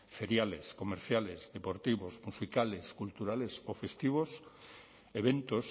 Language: Spanish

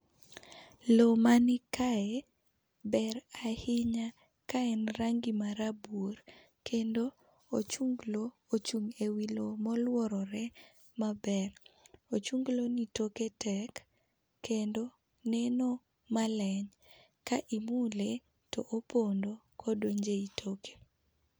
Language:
Luo (Kenya and Tanzania)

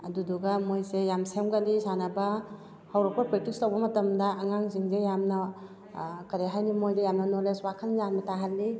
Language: Manipuri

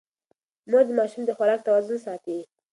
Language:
Pashto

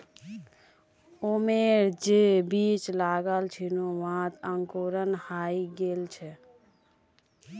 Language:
Magahi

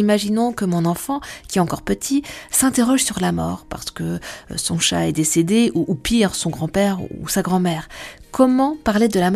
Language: French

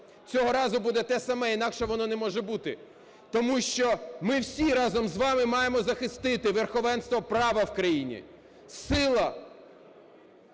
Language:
Ukrainian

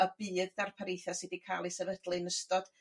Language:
Welsh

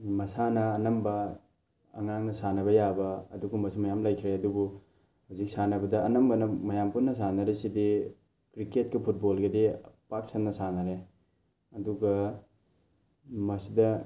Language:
Manipuri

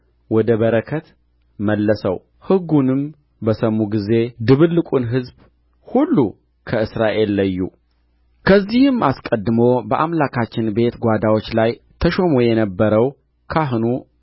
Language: Amharic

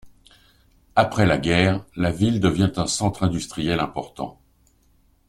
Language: French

